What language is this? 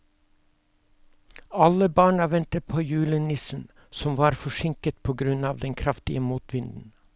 Norwegian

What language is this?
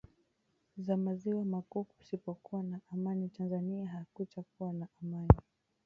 Swahili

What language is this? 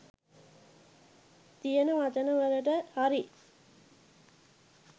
Sinhala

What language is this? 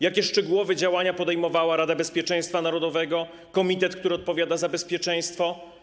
Polish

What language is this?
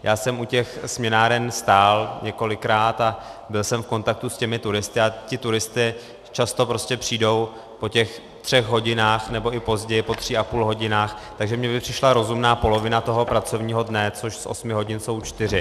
Czech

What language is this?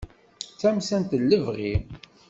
Kabyle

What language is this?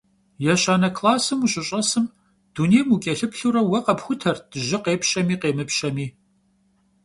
Kabardian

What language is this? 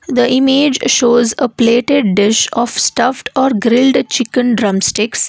English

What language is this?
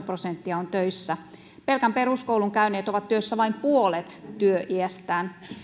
Finnish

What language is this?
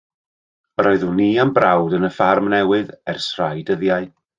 Welsh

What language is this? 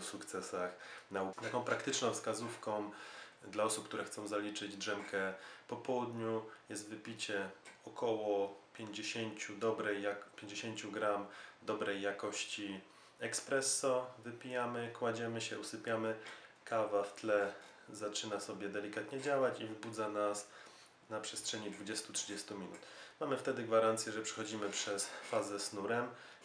Polish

